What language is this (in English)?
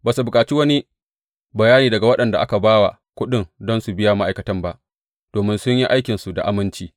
Hausa